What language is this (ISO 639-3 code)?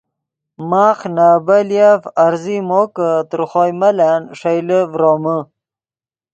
ydg